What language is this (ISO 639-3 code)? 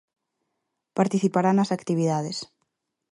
glg